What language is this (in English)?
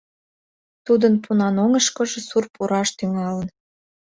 Mari